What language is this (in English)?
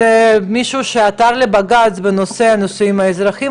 Hebrew